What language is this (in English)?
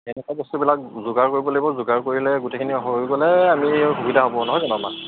Assamese